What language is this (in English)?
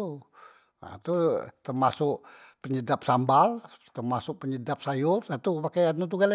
Musi